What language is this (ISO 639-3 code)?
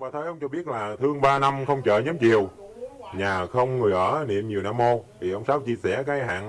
vie